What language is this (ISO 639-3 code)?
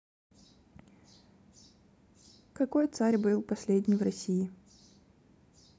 rus